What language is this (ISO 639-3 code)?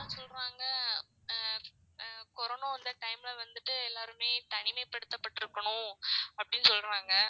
tam